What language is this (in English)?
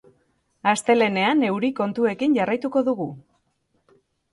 Basque